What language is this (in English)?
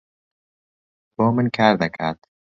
Central Kurdish